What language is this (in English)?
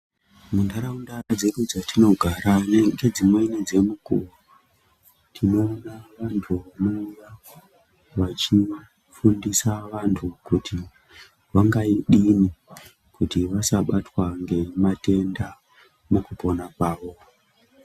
Ndau